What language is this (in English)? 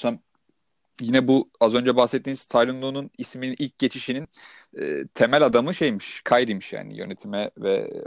Turkish